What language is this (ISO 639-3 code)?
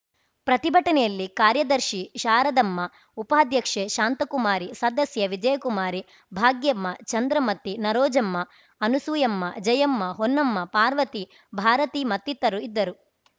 kan